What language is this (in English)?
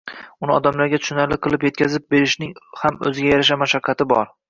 Uzbek